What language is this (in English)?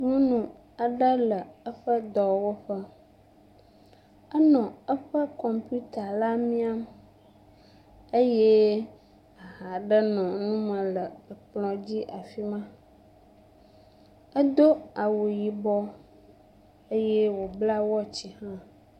Ewe